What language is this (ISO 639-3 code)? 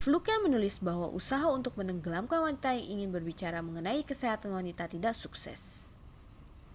ind